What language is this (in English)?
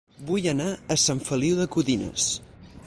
Catalan